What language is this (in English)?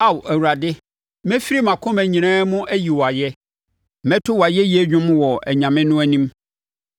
Akan